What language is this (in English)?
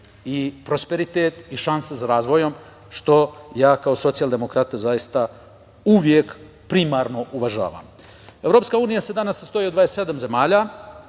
Serbian